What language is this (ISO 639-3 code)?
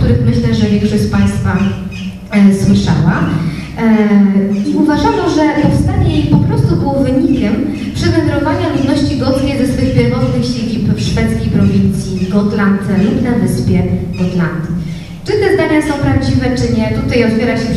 pol